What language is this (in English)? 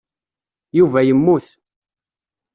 Kabyle